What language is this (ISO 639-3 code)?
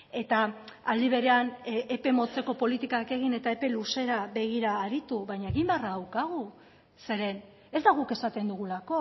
eus